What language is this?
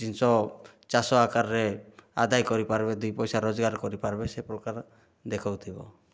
Odia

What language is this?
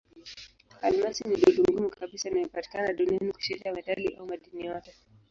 Swahili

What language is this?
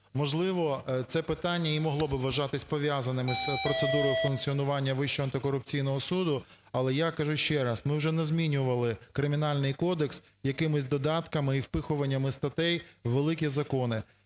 Ukrainian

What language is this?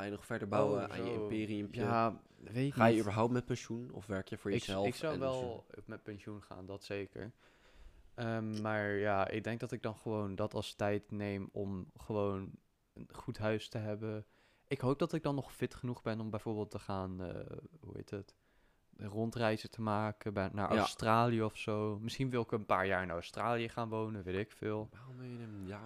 Dutch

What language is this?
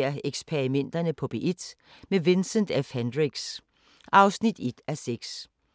Danish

